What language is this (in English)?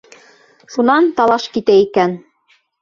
Bashkir